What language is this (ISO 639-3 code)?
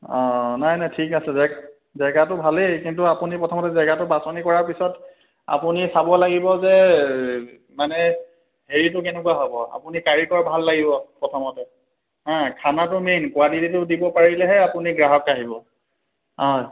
asm